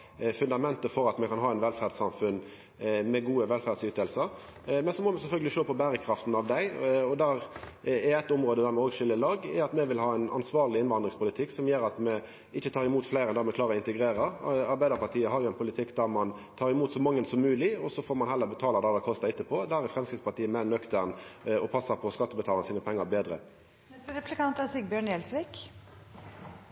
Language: Norwegian Nynorsk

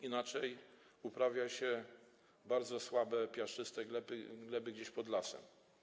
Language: Polish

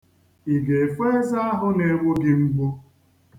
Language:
Igbo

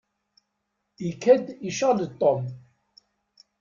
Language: Kabyle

